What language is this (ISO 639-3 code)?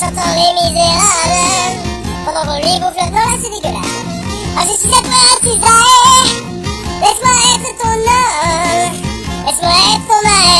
tha